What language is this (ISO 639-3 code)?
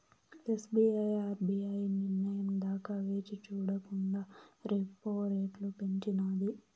tel